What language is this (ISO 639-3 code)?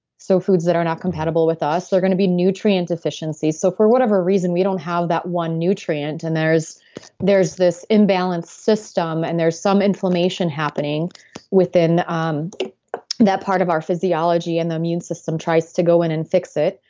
eng